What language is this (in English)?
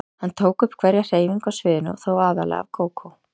Icelandic